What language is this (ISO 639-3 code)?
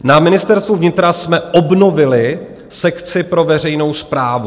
ces